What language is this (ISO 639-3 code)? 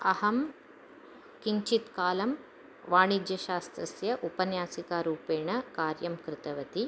san